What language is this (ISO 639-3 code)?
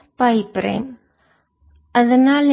tam